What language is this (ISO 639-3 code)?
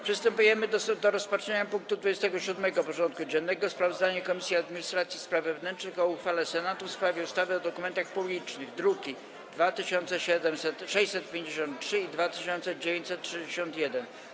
pol